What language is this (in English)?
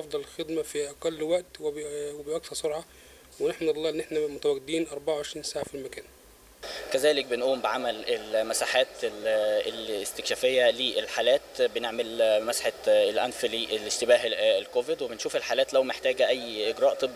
Arabic